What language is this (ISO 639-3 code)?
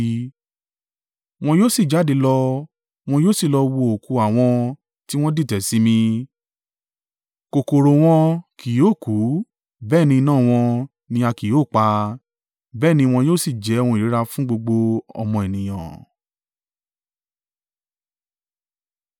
yor